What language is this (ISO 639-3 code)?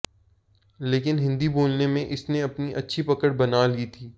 hin